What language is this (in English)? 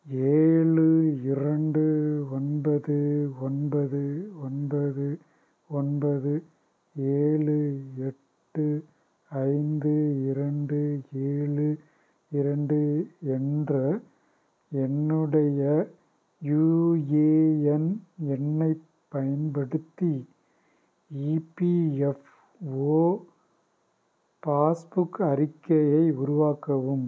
Tamil